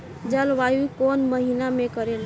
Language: Bhojpuri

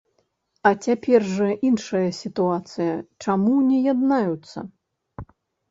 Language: Belarusian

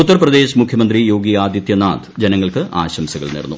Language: Malayalam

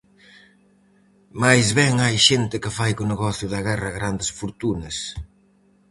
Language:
Galician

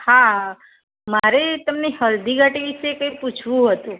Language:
Gujarati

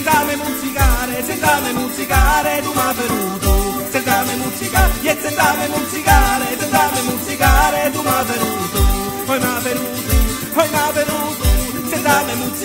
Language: Italian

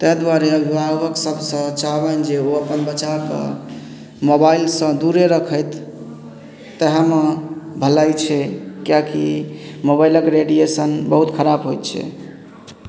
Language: Maithili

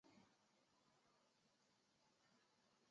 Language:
Chinese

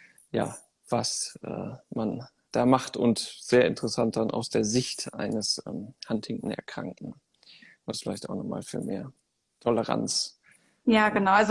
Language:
German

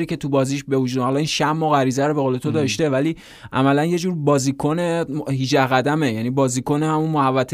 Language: Persian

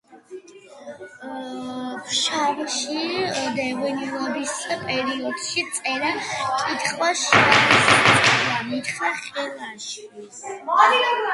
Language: Georgian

